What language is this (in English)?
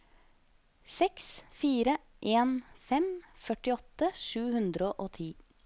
Norwegian